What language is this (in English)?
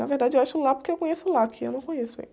Portuguese